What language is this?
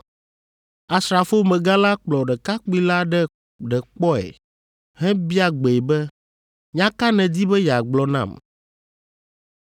Ewe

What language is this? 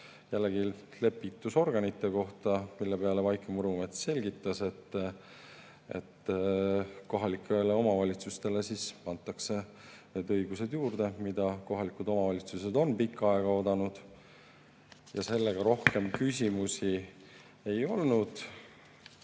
Estonian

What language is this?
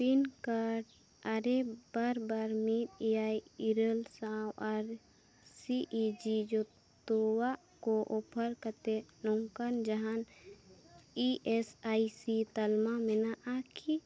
Santali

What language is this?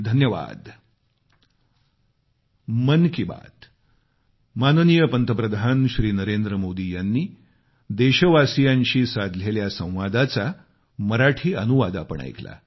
Marathi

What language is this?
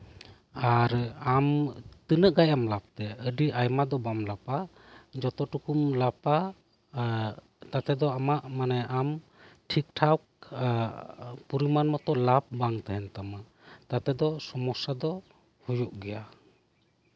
Santali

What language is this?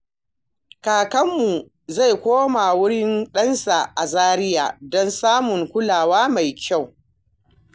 Hausa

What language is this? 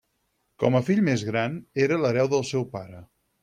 Catalan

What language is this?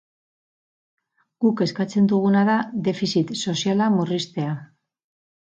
Basque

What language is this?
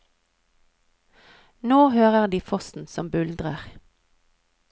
Norwegian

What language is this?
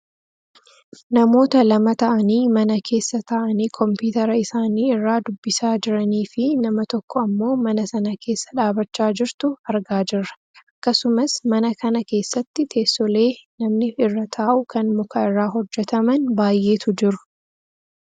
Oromo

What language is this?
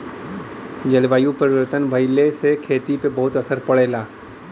Bhojpuri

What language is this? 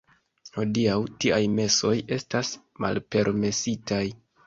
Esperanto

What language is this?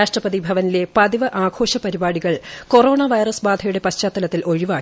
Malayalam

